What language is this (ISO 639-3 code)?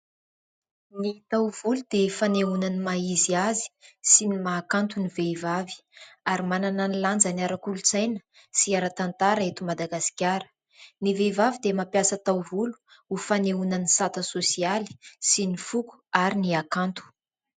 mlg